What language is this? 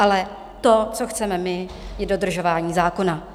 Czech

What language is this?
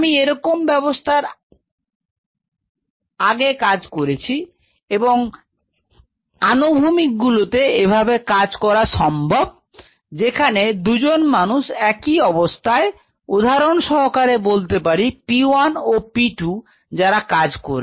Bangla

